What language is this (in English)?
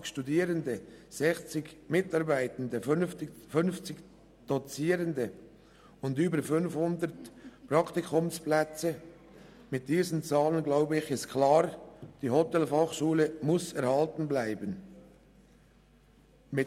Swiss German